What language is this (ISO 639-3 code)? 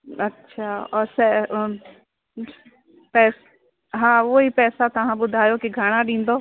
snd